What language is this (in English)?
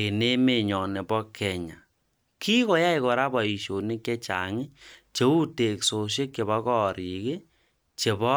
Kalenjin